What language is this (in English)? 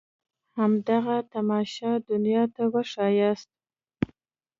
Pashto